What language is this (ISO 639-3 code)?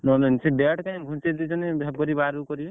ori